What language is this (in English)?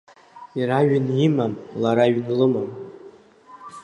Abkhazian